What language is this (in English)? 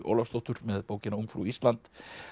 Icelandic